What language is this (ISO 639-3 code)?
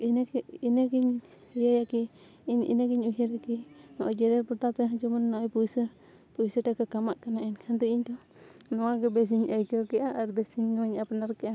sat